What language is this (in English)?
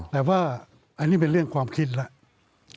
Thai